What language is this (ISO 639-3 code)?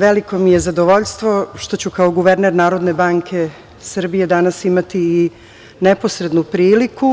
srp